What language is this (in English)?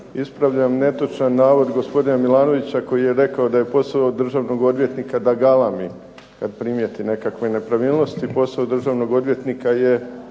Croatian